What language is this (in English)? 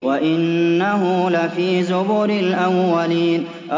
Arabic